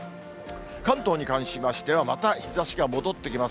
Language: Japanese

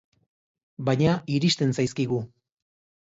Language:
Basque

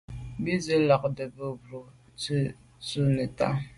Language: Medumba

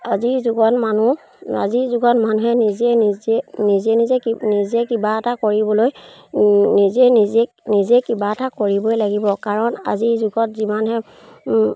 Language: Assamese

